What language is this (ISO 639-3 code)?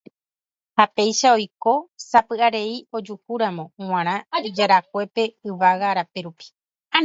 grn